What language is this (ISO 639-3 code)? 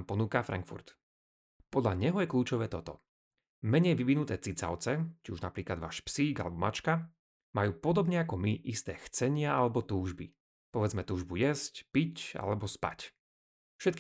slk